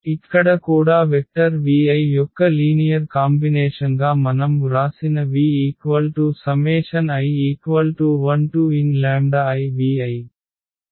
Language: Telugu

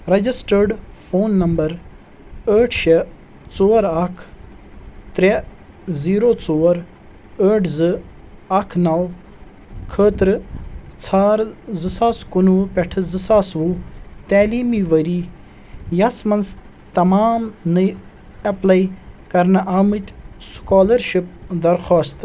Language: Kashmiri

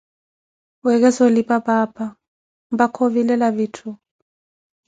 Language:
Koti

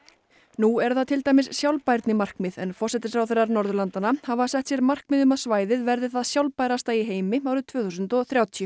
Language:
Icelandic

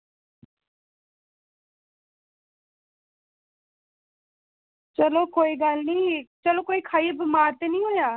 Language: Dogri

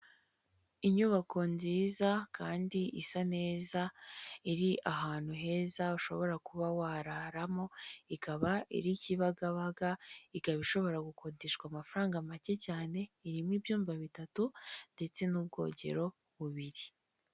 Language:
Kinyarwanda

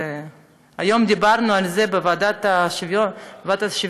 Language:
Hebrew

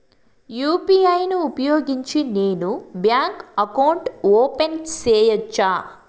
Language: Telugu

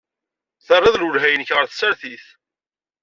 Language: Kabyle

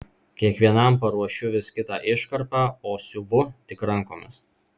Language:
Lithuanian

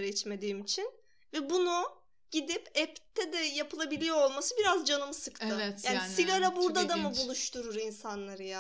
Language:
Turkish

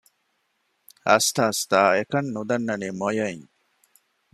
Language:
Divehi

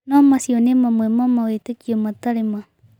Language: Kikuyu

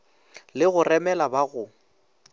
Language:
Northern Sotho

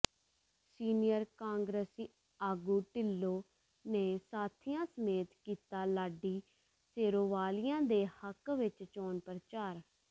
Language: Punjabi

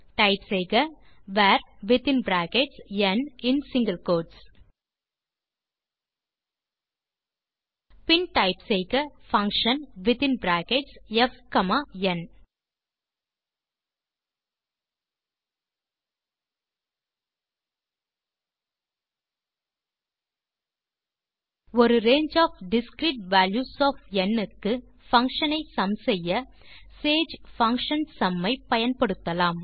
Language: Tamil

